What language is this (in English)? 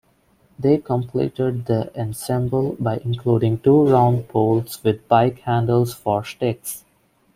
English